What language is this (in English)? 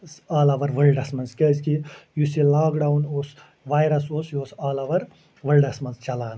Kashmiri